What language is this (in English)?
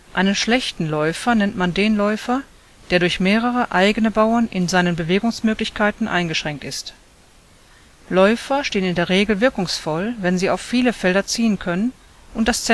German